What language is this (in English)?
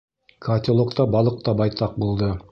Bashkir